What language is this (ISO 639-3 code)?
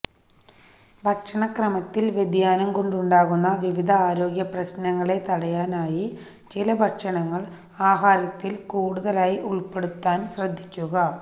mal